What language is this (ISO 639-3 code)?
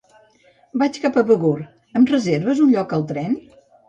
cat